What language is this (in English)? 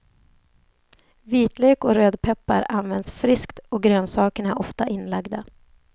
Swedish